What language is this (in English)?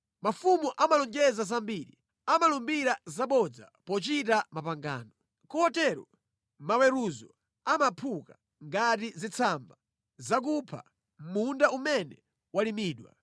Nyanja